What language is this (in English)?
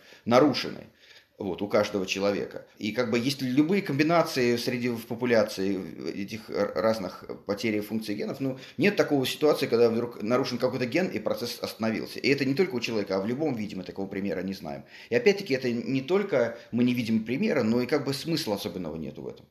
Russian